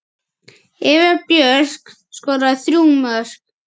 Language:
Icelandic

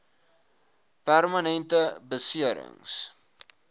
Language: Afrikaans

